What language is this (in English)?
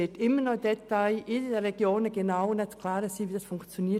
Swiss German